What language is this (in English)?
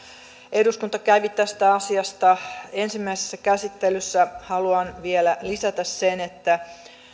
Finnish